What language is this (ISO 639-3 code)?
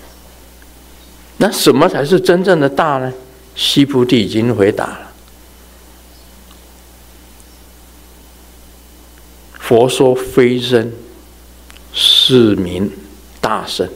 zho